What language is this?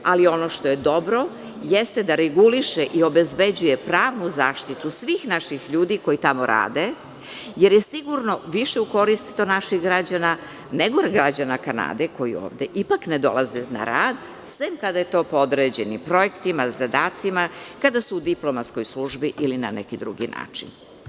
Serbian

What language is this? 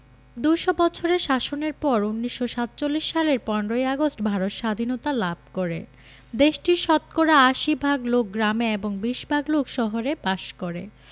Bangla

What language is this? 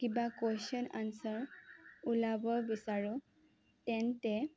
Assamese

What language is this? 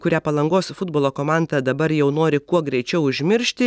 Lithuanian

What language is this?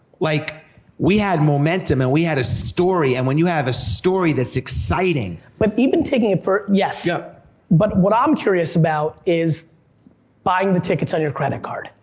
English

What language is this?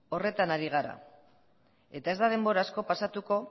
Basque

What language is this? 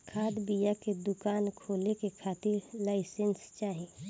Bhojpuri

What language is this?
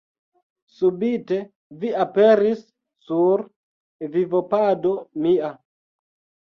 Esperanto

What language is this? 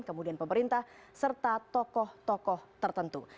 Indonesian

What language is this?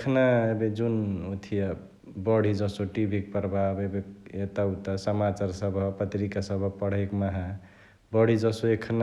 Chitwania Tharu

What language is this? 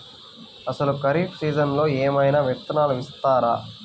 Telugu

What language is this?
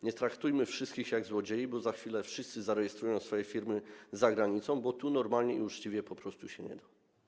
Polish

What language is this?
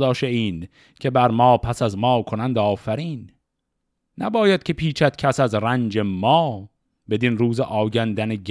Persian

